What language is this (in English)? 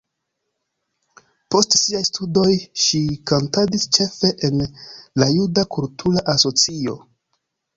Esperanto